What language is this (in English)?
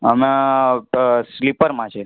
Gujarati